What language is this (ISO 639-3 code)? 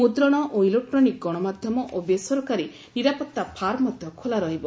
ori